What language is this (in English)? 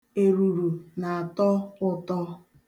Igbo